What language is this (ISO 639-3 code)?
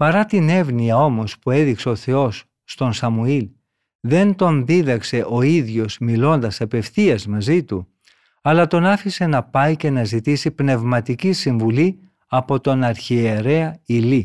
ell